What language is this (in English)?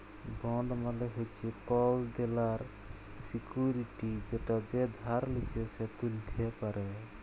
Bangla